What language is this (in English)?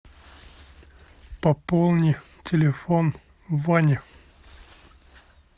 Russian